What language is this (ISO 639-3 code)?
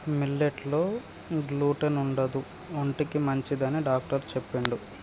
tel